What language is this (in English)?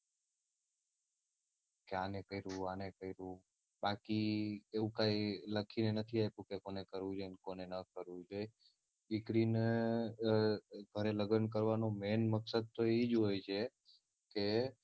Gujarati